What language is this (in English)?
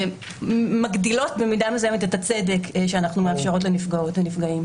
Hebrew